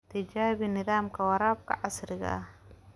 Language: Somali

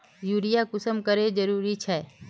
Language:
Magahi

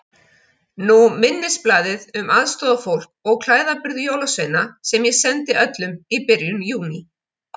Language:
Icelandic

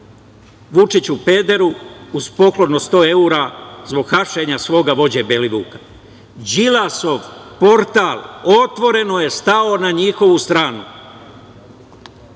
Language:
Serbian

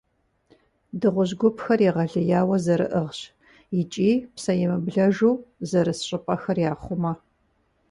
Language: Kabardian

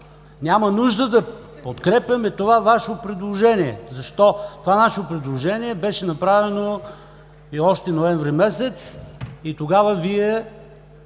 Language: Bulgarian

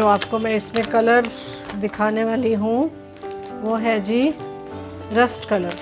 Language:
Hindi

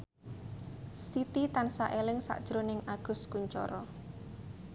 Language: Javanese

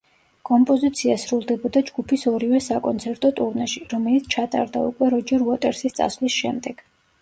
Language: Georgian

